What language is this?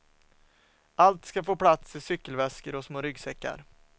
Swedish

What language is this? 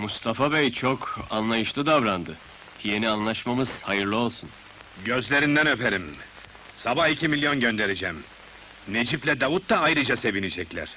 Turkish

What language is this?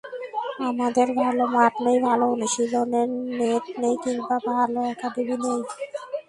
Bangla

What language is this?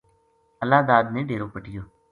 Gujari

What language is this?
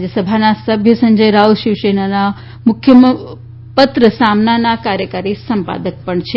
Gujarati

